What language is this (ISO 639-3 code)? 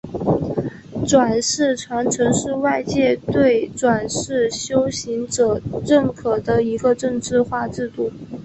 zho